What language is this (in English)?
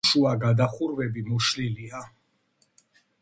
Georgian